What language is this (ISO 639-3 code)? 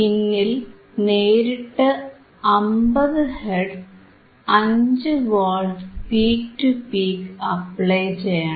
mal